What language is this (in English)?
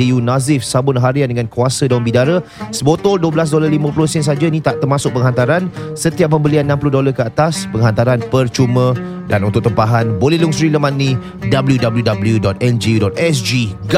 Malay